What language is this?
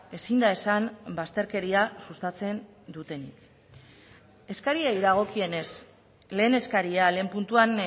Basque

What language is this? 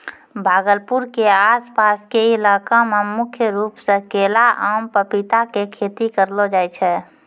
Maithili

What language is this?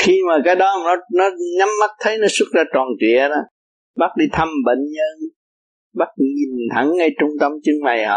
Vietnamese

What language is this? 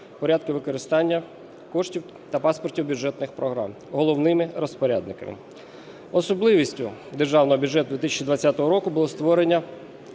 Ukrainian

